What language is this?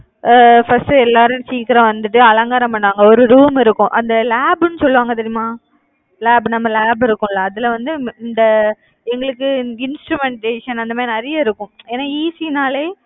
Tamil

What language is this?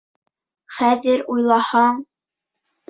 Bashkir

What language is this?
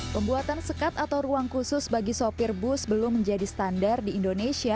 Indonesian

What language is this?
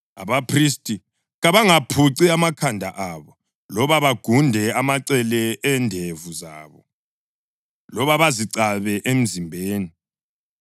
North Ndebele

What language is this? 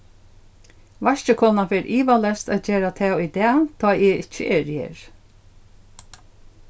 Faroese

